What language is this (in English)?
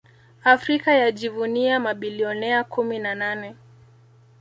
Swahili